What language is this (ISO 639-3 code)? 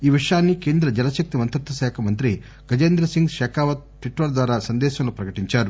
tel